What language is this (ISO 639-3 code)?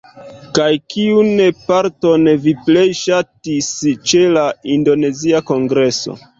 epo